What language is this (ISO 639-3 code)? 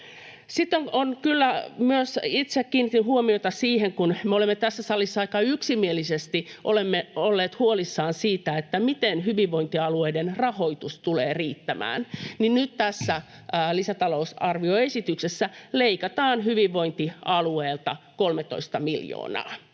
fin